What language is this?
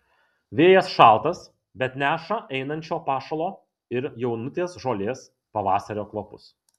Lithuanian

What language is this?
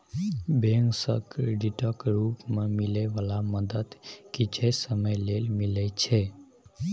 Maithili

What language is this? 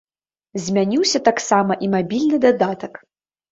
Belarusian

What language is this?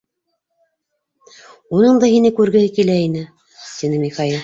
Bashkir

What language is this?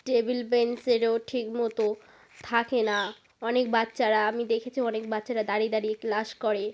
Bangla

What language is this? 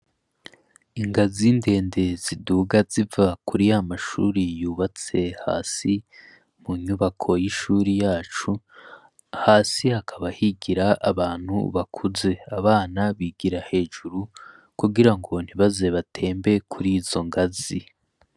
Rundi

